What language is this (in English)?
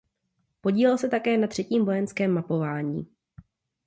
Czech